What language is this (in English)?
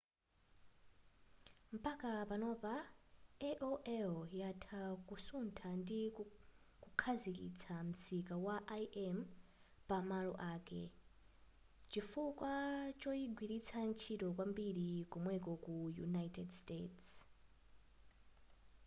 Nyanja